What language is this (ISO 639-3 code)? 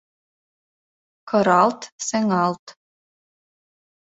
chm